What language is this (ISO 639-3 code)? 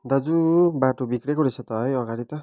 nep